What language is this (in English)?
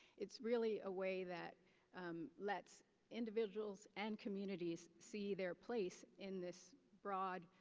English